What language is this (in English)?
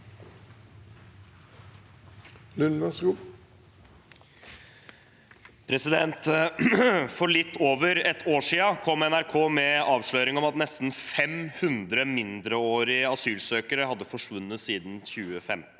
Norwegian